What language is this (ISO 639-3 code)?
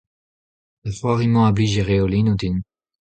bre